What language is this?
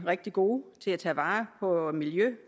Danish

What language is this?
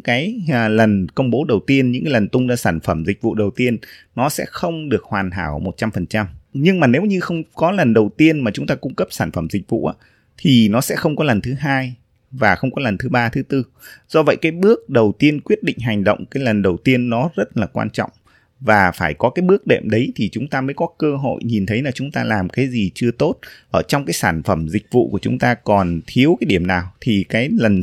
Vietnamese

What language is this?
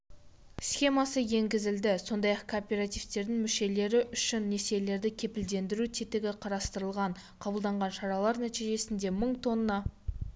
Kazakh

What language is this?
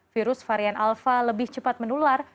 Indonesian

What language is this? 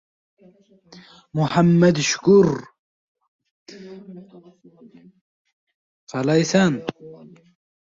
Uzbek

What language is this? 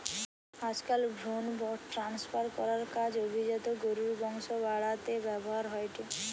Bangla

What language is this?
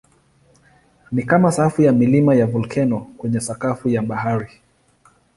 Swahili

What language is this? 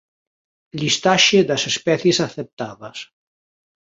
Galician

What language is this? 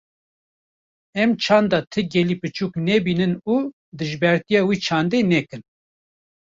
Kurdish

